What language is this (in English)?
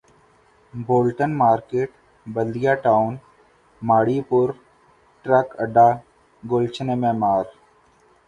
Urdu